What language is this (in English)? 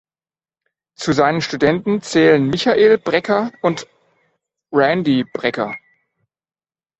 German